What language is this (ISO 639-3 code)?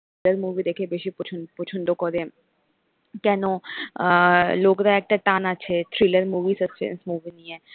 ben